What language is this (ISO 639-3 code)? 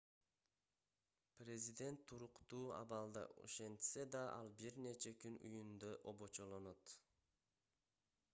kir